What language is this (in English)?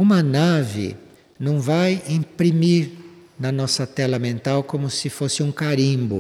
Portuguese